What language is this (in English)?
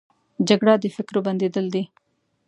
Pashto